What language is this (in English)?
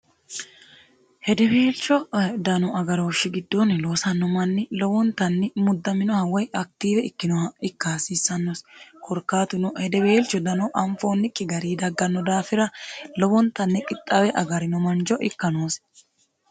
Sidamo